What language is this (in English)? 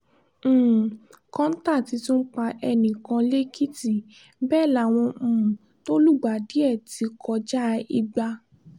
Yoruba